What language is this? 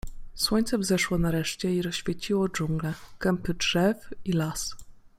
Polish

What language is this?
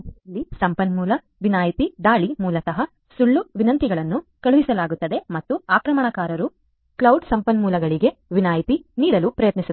Kannada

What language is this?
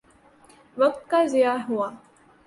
Urdu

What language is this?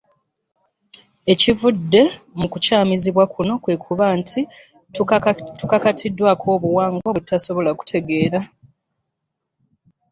Ganda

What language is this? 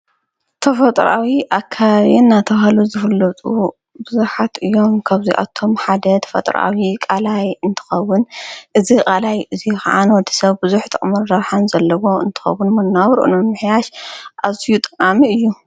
Tigrinya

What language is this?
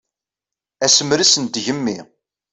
Kabyle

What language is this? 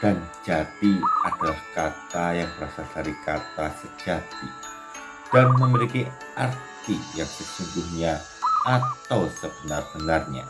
Indonesian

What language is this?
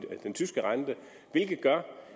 Danish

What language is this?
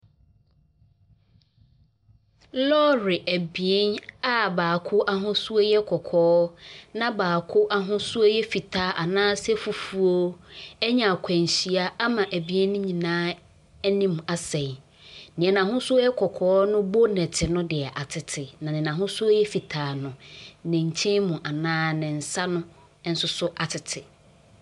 Akan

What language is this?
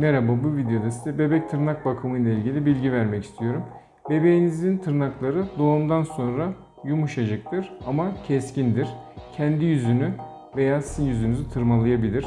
Turkish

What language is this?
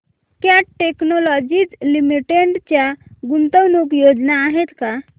Marathi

